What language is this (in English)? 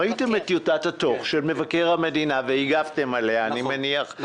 Hebrew